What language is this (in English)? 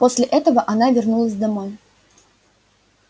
Russian